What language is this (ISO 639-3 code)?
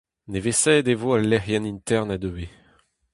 bre